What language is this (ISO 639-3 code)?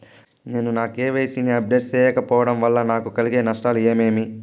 tel